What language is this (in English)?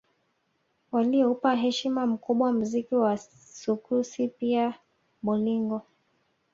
Swahili